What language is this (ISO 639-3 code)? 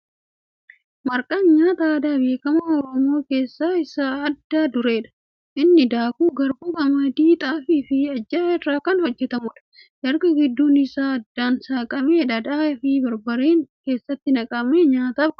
orm